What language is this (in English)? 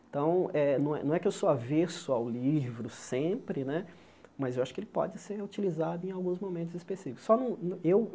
Portuguese